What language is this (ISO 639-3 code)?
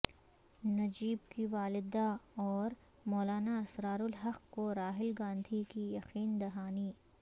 urd